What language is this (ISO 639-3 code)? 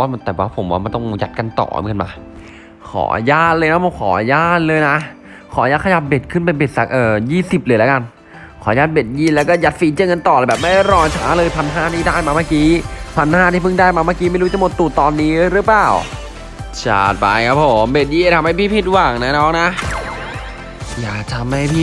tha